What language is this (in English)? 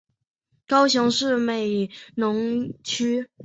Chinese